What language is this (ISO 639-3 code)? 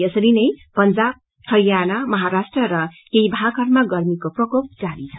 nep